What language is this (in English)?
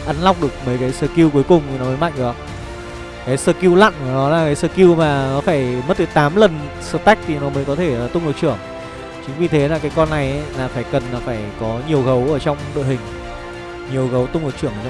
Vietnamese